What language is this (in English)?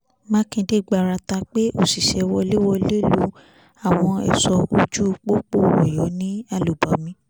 Yoruba